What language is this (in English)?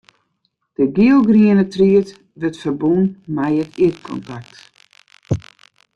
Western Frisian